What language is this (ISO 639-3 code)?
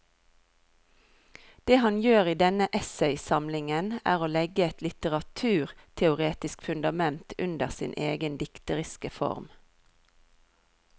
nor